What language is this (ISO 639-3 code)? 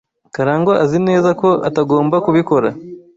kin